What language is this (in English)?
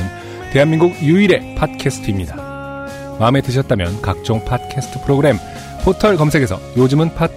Korean